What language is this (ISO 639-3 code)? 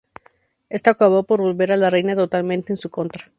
spa